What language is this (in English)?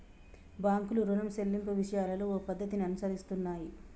Telugu